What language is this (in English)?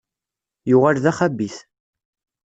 Kabyle